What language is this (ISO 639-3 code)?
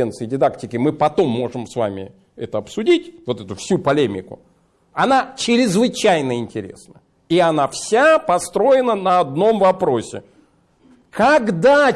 rus